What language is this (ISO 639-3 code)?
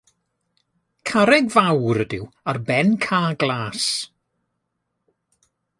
cym